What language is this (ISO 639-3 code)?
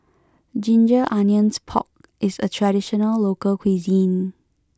eng